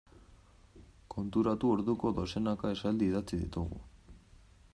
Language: Basque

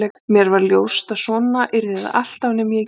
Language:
Icelandic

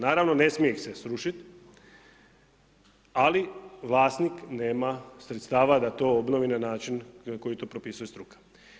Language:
Croatian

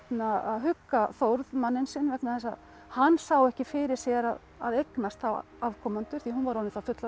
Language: Icelandic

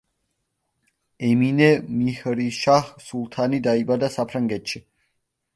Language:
Georgian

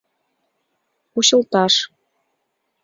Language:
Mari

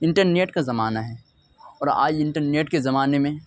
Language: Urdu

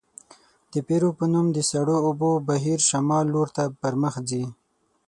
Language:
Pashto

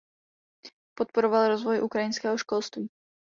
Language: Czech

